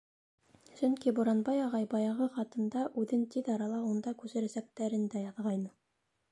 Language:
Bashkir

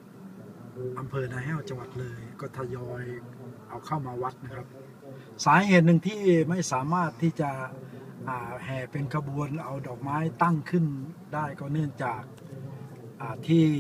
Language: Thai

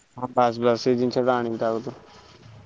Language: Odia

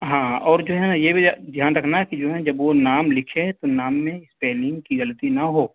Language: Urdu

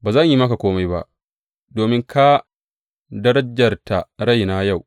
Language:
Hausa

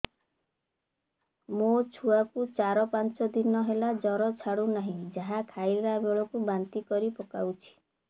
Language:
Odia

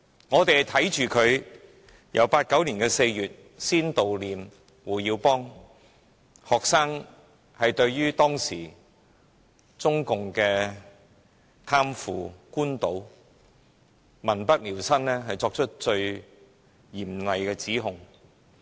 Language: Cantonese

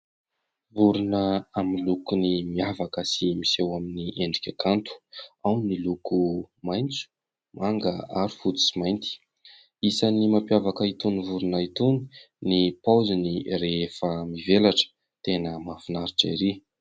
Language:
Malagasy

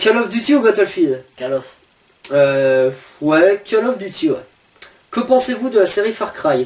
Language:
French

